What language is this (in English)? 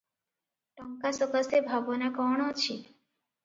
Odia